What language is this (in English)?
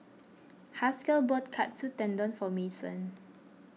English